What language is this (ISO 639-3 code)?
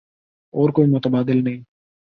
urd